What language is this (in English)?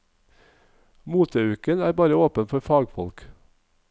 Norwegian